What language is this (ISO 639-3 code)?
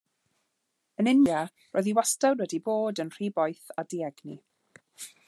cym